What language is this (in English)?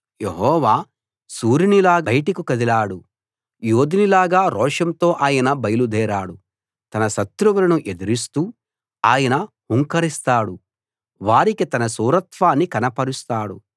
Telugu